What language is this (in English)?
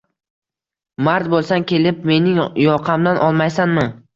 Uzbek